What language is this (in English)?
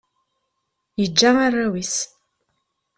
Kabyle